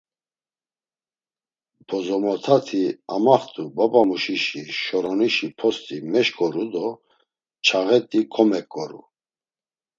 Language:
Laz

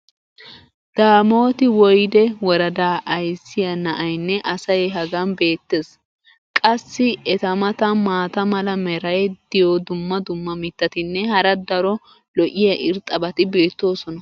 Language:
Wolaytta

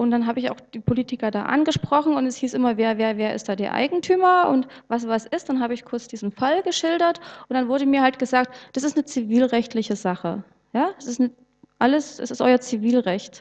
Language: German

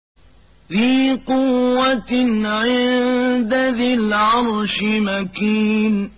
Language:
Arabic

